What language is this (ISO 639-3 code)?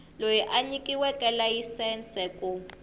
tso